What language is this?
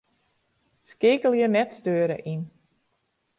Western Frisian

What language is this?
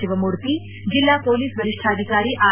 Kannada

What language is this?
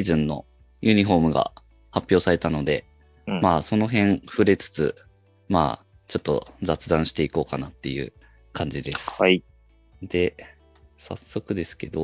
Japanese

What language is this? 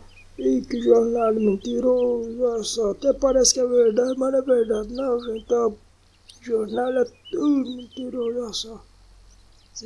Portuguese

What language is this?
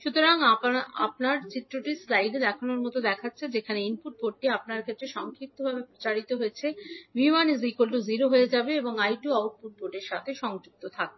Bangla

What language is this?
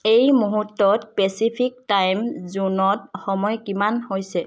Assamese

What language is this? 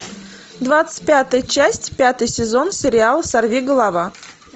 Russian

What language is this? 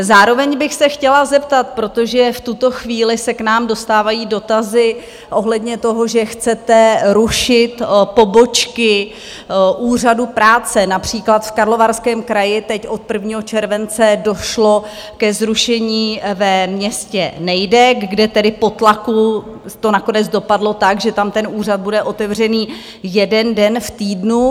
Czech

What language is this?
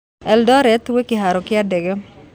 Kikuyu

